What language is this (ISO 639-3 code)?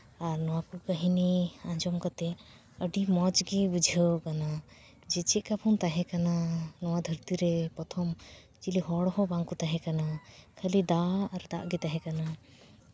sat